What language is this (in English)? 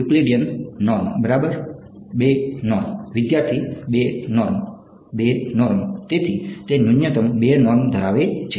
Gujarati